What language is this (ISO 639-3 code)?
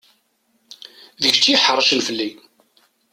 kab